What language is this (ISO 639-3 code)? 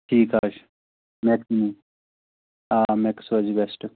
kas